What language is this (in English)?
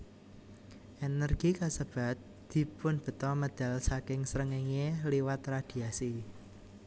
Javanese